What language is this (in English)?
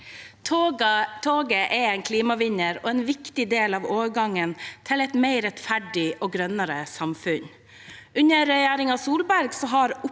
Norwegian